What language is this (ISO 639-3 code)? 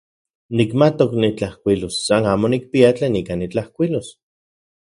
ncx